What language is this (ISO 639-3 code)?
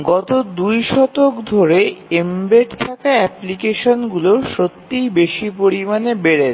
ben